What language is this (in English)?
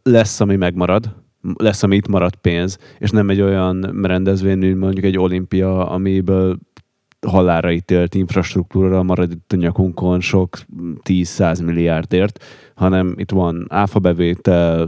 Hungarian